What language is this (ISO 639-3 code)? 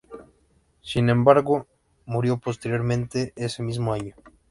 spa